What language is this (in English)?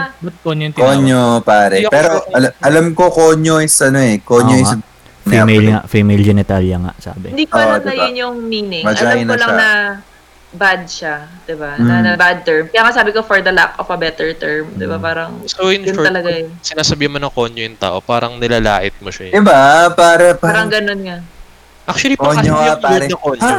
Filipino